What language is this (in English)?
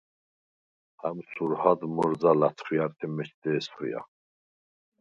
Svan